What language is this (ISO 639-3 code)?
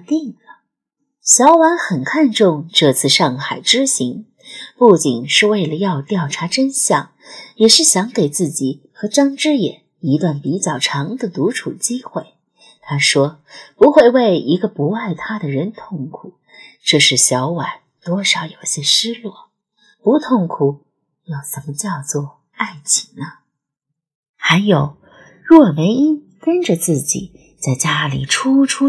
zho